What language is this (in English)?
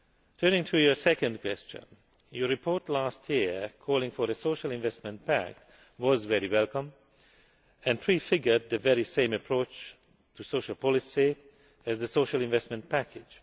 English